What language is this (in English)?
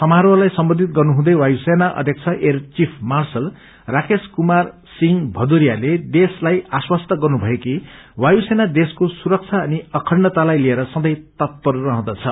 Nepali